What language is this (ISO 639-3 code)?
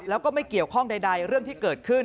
tha